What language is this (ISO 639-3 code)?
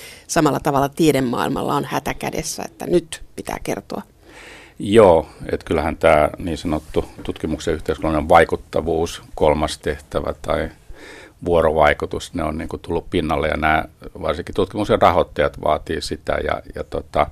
fin